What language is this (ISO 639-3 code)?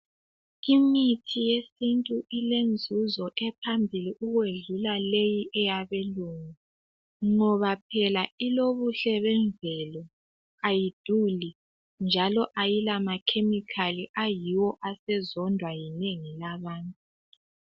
nde